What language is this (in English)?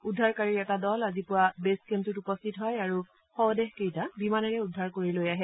Assamese